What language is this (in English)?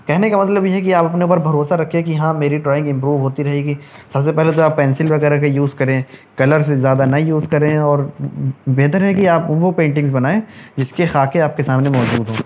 Urdu